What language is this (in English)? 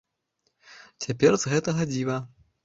Belarusian